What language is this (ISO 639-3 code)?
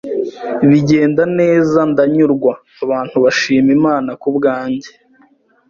kin